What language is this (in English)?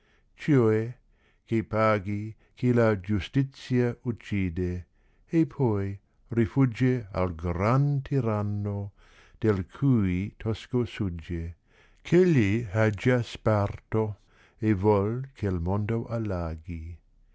Italian